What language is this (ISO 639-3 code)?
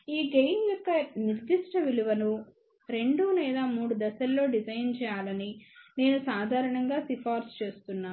tel